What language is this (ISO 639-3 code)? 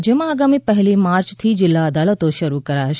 guj